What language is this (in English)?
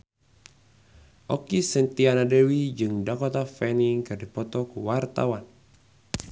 Sundanese